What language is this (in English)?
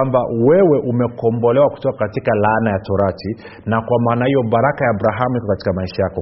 Swahili